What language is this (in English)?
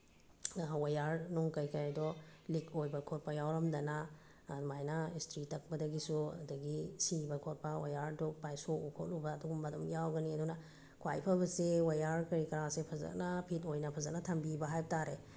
Manipuri